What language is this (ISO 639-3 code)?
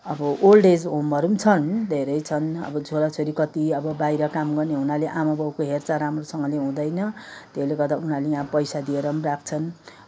nep